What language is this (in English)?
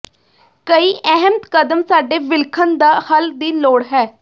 Punjabi